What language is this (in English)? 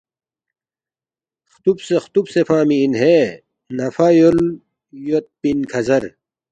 Balti